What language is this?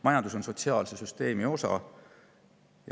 Estonian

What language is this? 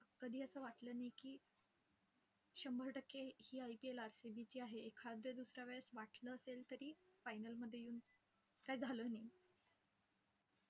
Marathi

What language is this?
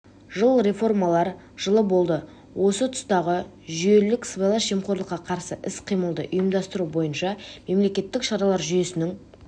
Kazakh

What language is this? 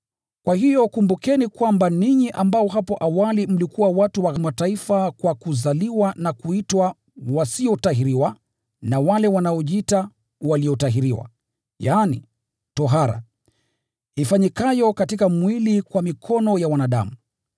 Swahili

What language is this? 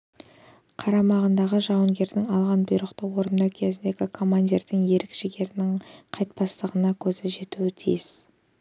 Kazakh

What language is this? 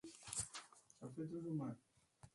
Swahili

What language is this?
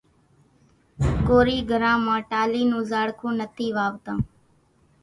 Kachi Koli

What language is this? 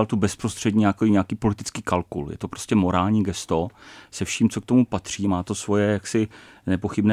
Czech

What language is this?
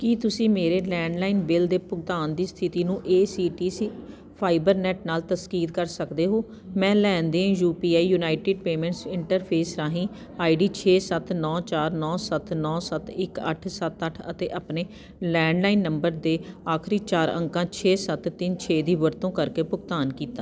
Punjabi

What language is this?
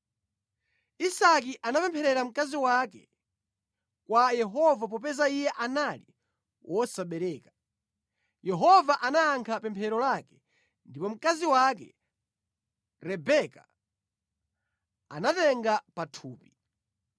Nyanja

